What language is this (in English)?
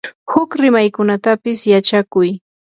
Yanahuanca Pasco Quechua